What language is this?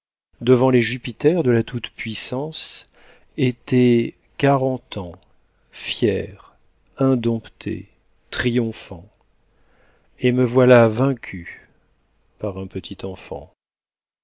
French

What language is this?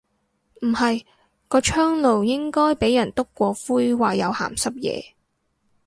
Cantonese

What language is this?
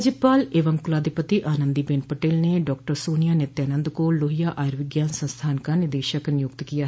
Hindi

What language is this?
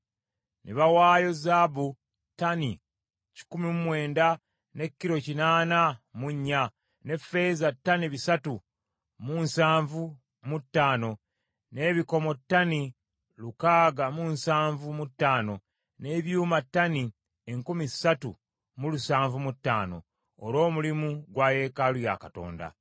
Ganda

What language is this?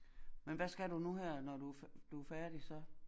Danish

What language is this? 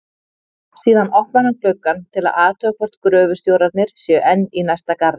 Icelandic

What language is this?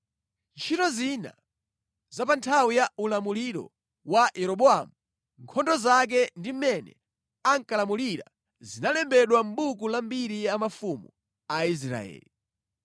Nyanja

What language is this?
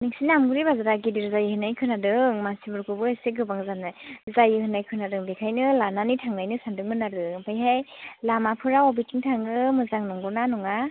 Bodo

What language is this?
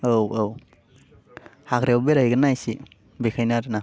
Bodo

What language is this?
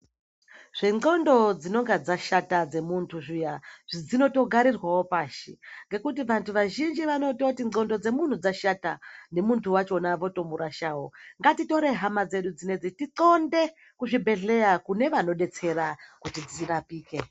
Ndau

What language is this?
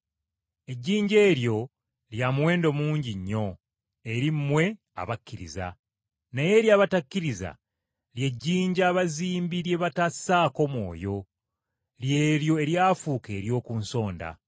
Ganda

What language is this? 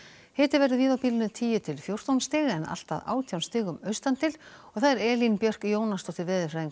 Icelandic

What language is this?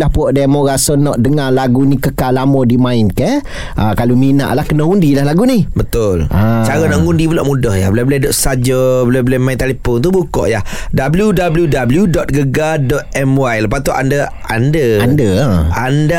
Malay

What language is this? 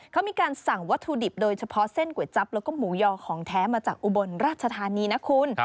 Thai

